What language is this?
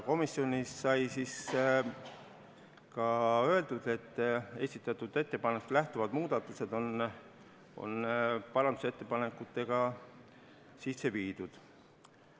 Estonian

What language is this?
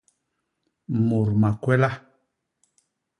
Basaa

